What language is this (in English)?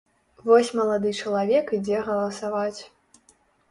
Belarusian